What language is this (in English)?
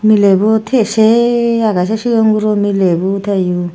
Chakma